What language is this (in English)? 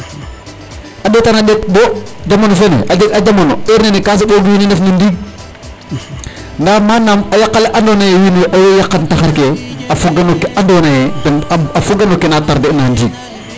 Serer